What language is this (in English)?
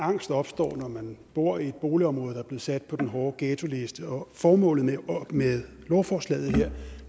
Danish